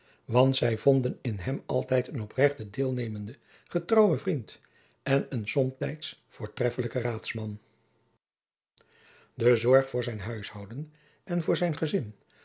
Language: Dutch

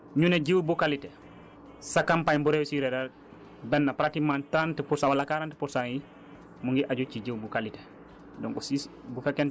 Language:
Wolof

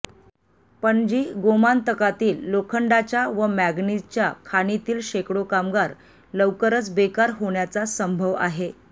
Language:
Marathi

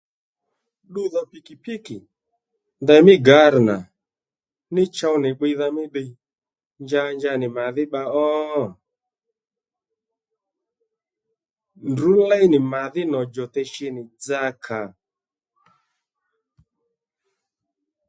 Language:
Lendu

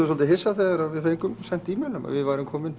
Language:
Icelandic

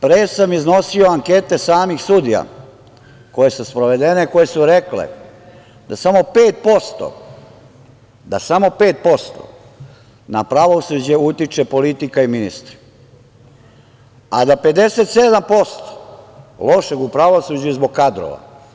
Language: Serbian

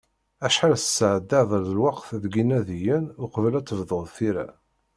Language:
Kabyle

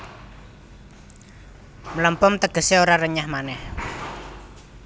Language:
Javanese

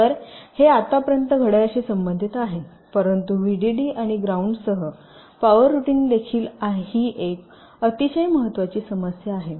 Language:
Marathi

